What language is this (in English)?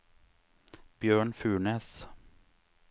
Norwegian